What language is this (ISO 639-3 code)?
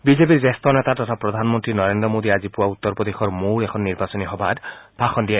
asm